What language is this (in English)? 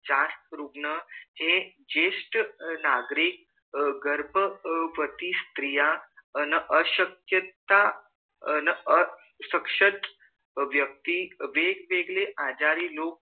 Marathi